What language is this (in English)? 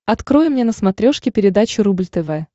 Russian